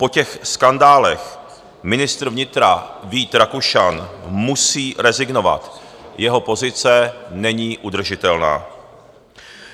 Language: Czech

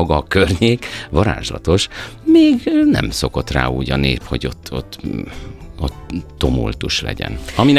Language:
Hungarian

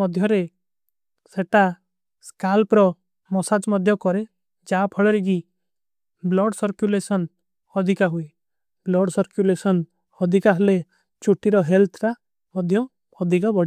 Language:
Kui (India)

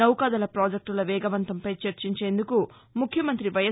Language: Telugu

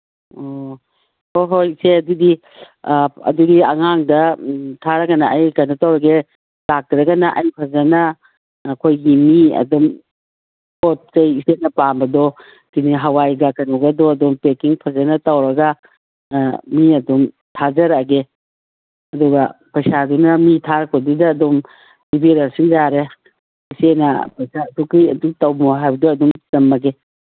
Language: Manipuri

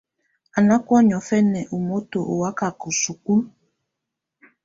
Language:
Tunen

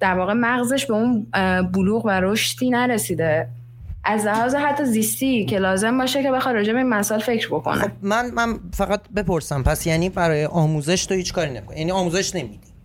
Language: Persian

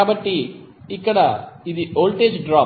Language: Telugu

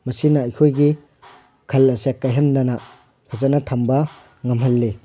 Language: Manipuri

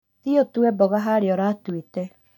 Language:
Kikuyu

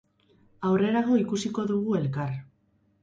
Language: Basque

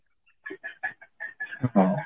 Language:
Odia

